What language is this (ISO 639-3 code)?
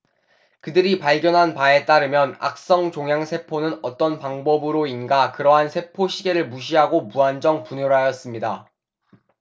kor